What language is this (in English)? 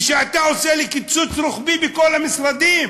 Hebrew